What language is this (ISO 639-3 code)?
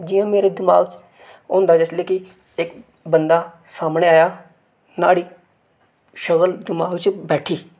doi